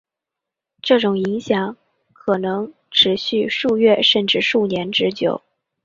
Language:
Chinese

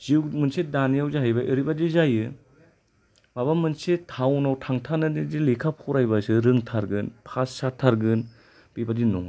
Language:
Bodo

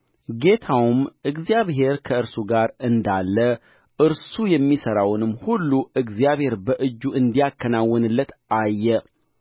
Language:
Amharic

